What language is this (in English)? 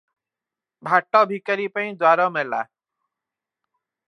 Odia